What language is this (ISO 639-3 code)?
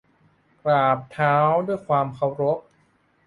tha